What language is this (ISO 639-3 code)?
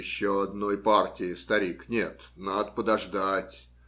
rus